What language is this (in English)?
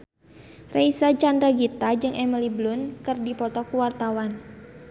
Sundanese